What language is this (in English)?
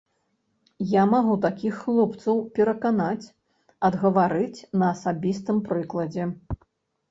Belarusian